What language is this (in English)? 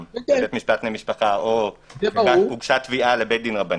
Hebrew